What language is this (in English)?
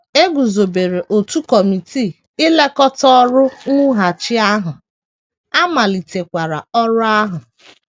Igbo